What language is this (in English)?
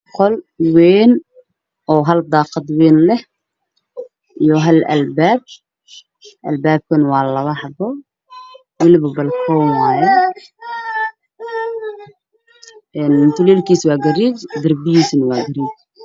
Somali